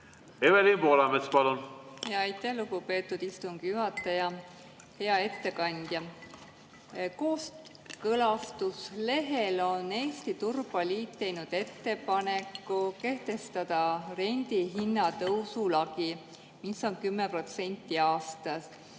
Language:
Estonian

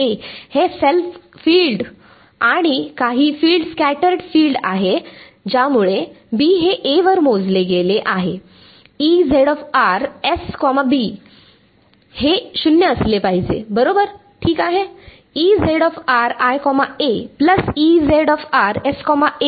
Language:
Marathi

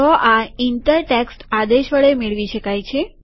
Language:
Gujarati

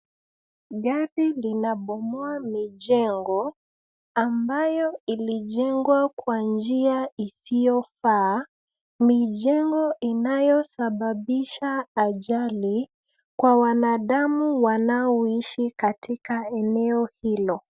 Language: Swahili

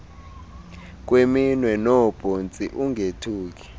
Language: Xhosa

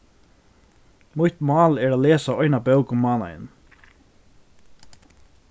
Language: Faroese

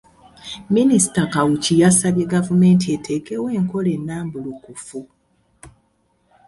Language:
Ganda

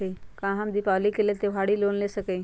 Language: Magahi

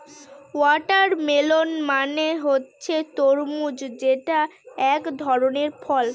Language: Bangla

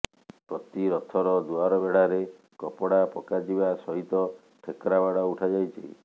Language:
Odia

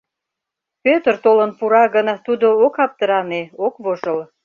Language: Mari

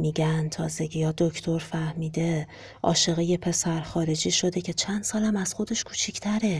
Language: Persian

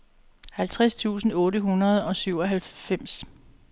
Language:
Danish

